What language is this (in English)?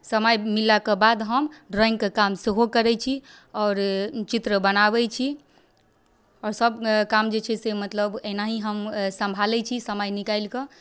Maithili